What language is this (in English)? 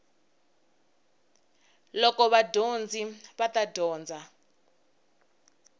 Tsonga